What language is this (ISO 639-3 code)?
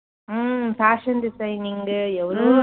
tam